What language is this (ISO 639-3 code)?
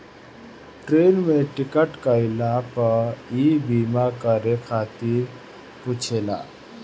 bho